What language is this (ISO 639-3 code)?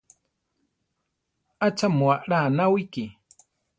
tar